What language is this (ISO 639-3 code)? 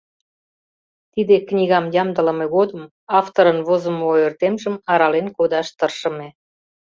chm